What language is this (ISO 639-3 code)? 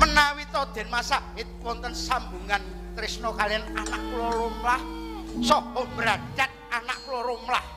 ind